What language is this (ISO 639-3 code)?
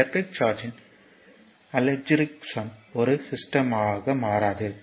tam